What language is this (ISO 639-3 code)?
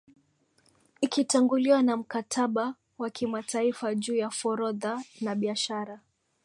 swa